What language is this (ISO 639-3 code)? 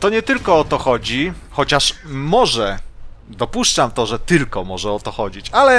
pol